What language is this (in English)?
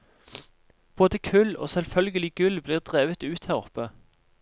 Norwegian